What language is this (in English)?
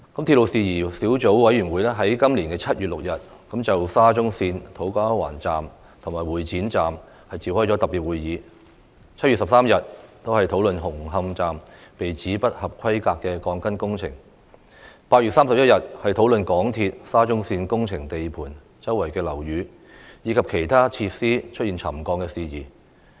Cantonese